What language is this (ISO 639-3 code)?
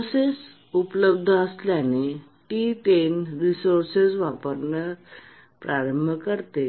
mar